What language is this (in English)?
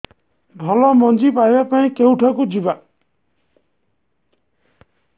Odia